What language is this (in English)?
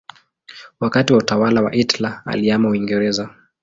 Swahili